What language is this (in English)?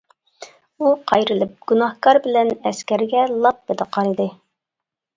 Uyghur